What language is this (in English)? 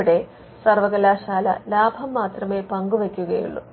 Malayalam